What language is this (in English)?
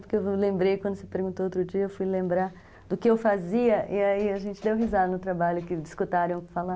Portuguese